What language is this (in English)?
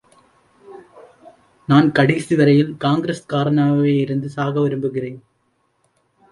Tamil